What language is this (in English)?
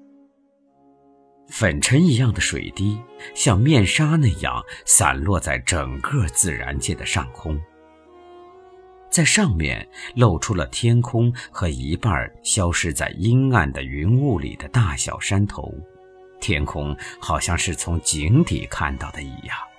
Chinese